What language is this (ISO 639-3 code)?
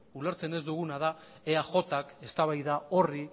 eus